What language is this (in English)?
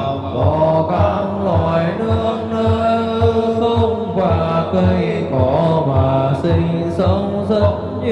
Vietnamese